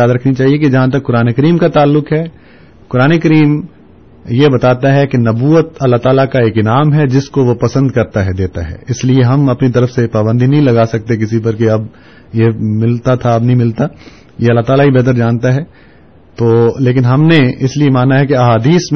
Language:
Urdu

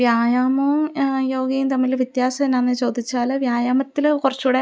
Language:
Malayalam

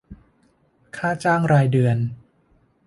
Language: Thai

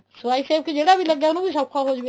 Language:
Punjabi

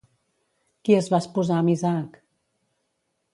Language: Catalan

